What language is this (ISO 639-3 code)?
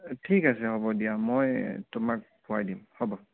asm